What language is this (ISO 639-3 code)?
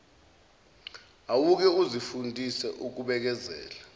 zul